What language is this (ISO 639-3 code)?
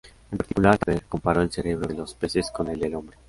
spa